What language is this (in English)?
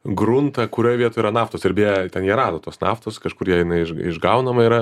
Lithuanian